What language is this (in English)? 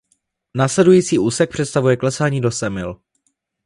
Czech